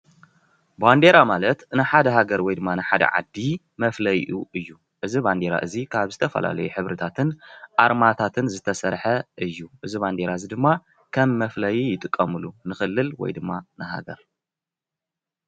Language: Tigrinya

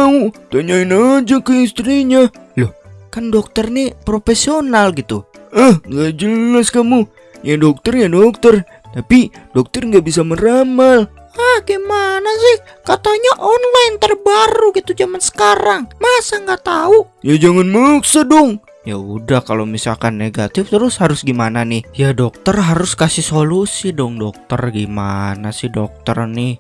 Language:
Indonesian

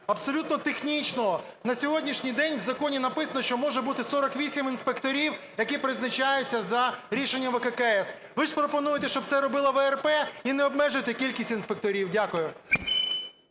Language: Ukrainian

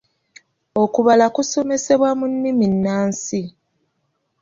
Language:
Ganda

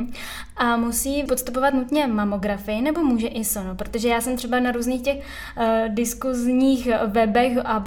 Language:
Czech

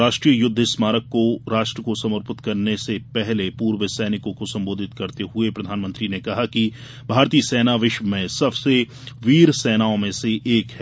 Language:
Hindi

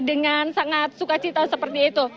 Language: Indonesian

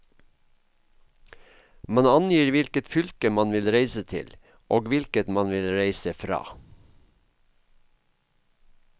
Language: Norwegian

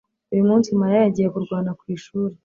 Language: Kinyarwanda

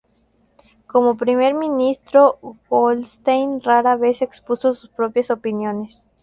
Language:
Spanish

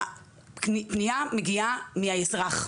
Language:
Hebrew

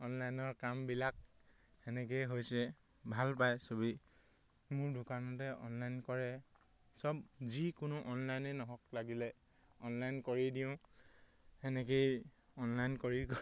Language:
Assamese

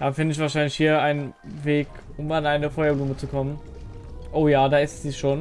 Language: German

